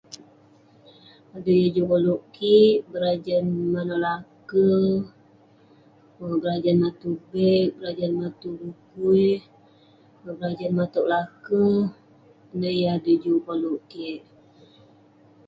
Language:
Western Penan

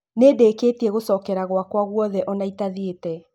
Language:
Kikuyu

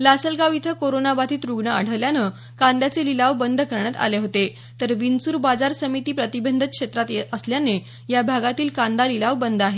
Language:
Marathi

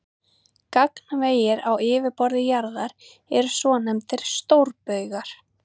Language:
Icelandic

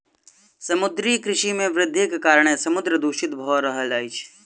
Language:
Maithili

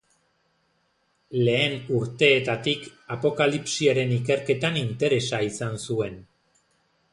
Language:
Basque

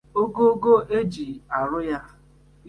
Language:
Igbo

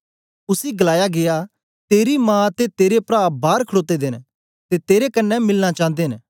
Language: Dogri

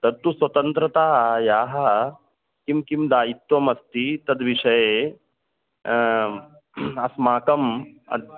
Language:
Sanskrit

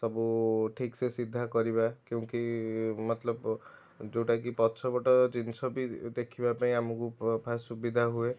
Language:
Odia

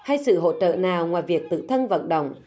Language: Vietnamese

